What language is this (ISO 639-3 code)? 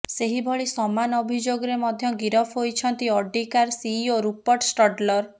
ori